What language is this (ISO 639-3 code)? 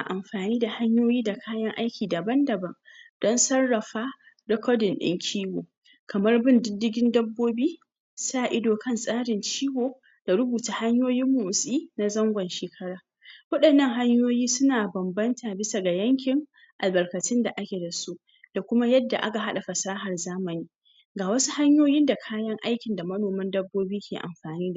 hau